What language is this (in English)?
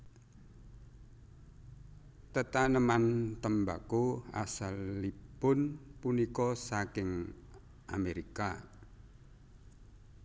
Javanese